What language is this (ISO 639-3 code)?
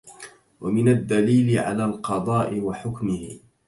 ara